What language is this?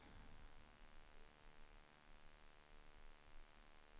Swedish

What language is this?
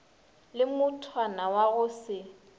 Northern Sotho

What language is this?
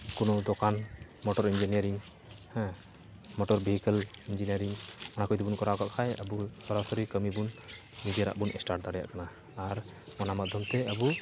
Santali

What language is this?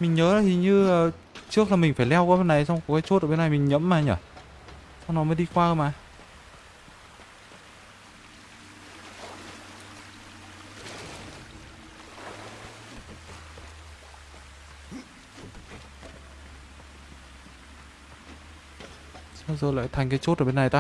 Vietnamese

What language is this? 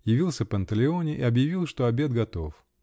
Russian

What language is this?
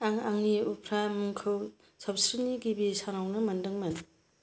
Bodo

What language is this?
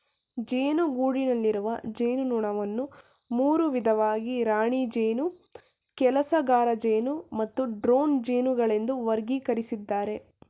Kannada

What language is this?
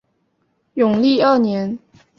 Chinese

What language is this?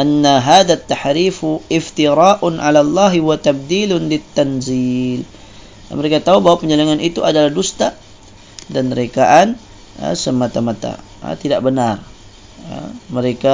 Malay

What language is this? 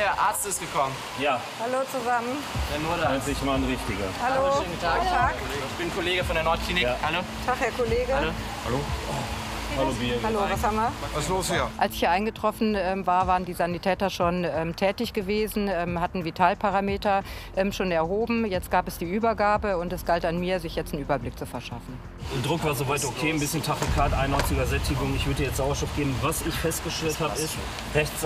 German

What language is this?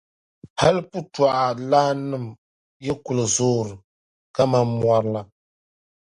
Dagbani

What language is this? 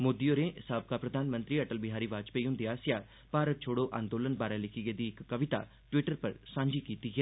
Dogri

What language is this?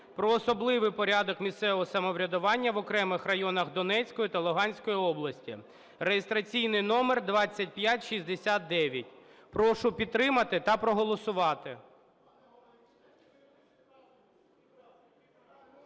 Ukrainian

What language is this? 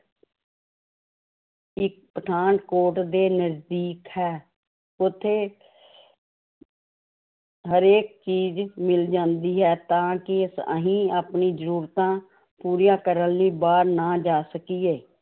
Punjabi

